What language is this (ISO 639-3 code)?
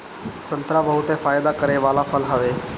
bho